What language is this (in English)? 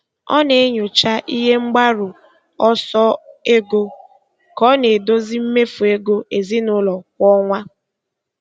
Igbo